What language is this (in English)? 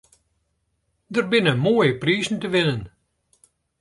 Western Frisian